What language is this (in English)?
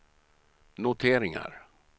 Swedish